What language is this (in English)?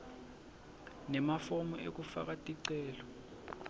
Swati